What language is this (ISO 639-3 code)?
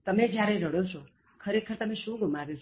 guj